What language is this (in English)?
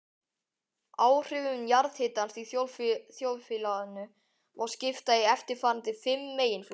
Icelandic